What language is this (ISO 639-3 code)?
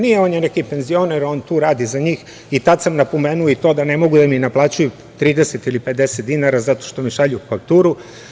srp